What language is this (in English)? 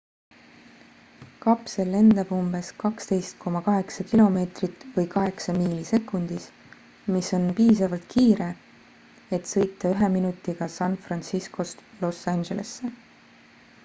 Estonian